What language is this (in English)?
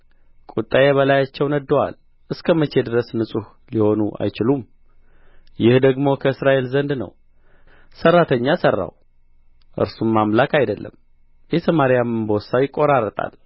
Amharic